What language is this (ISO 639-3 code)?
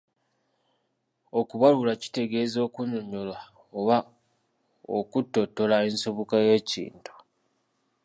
lug